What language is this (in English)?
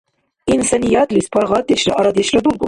Dargwa